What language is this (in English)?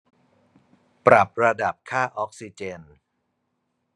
Thai